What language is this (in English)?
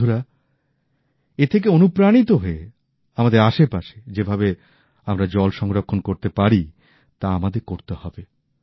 Bangla